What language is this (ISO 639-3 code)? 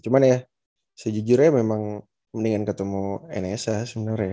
ind